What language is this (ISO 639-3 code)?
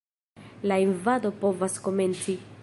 epo